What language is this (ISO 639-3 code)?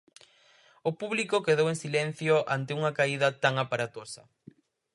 glg